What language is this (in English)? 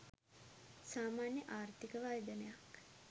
Sinhala